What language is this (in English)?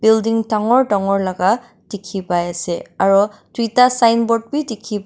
Naga Pidgin